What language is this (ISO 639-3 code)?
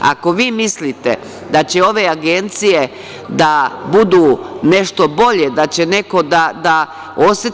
srp